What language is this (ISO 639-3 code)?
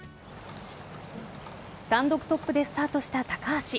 jpn